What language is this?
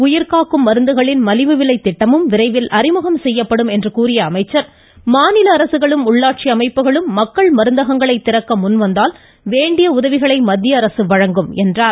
Tamil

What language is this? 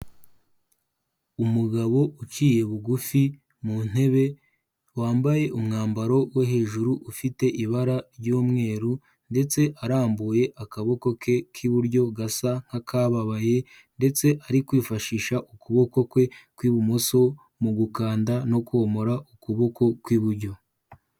Kinyarwanda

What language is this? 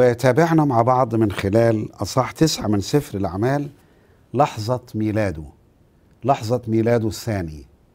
Arabic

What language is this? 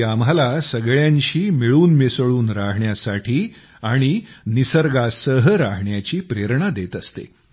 Marathi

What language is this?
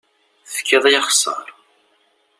Kabyle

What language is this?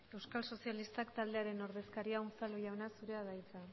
Basque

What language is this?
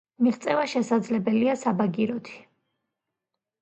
Georgian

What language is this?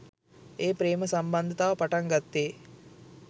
Sinhala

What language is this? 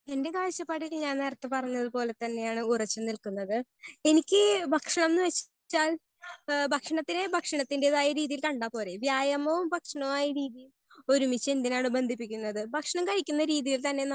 Malayalam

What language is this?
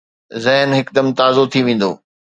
Sindhi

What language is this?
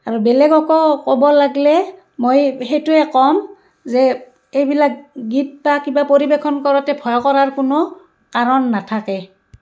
Assamese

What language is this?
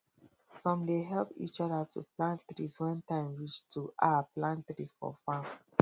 Nigerian Pidgin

